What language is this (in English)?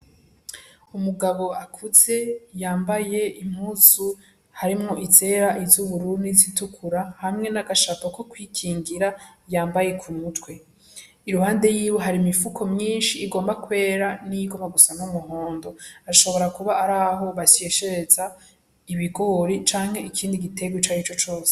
Rundi